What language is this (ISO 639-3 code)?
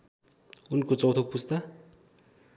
nep